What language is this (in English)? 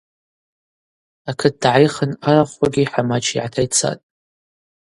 Abaza